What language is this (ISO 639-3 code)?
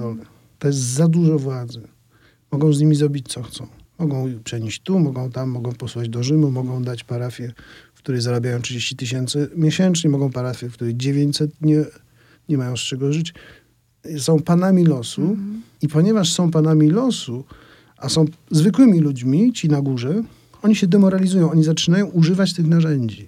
pol